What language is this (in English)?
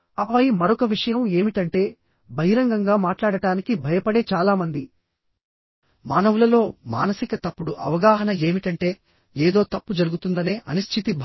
Telugu